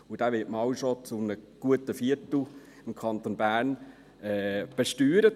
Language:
Swiss German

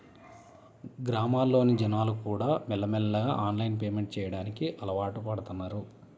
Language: Telugu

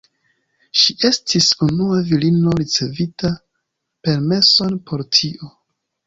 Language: Esperanto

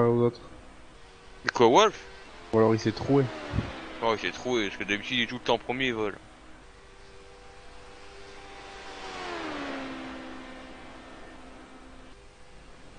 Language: French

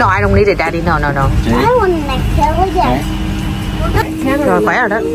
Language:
Vietnamese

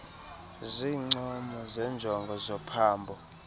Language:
Xhosa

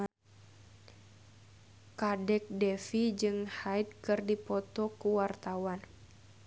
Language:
Sundanese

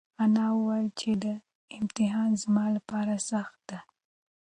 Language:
Pashto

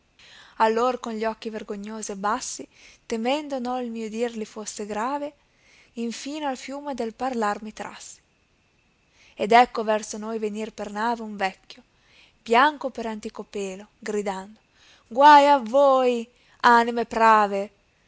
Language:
Italian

